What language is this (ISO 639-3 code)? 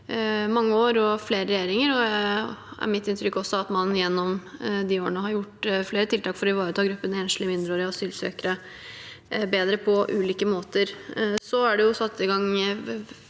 nor